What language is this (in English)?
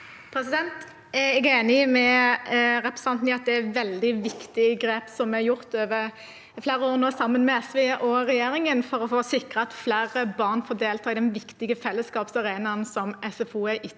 Norwegian